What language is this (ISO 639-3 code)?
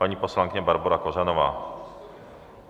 ces